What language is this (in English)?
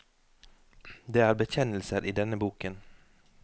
Norwegian